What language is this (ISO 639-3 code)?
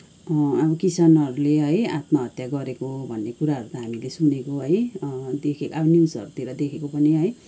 nep